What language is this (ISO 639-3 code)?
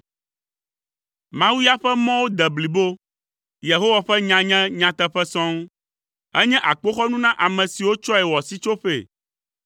ewe